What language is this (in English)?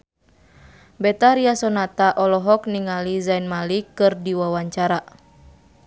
Sundanese